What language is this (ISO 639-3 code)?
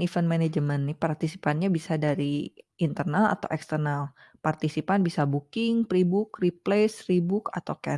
ind